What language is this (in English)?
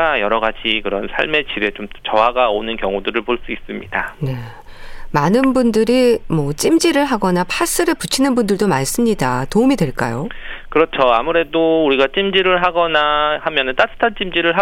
Korean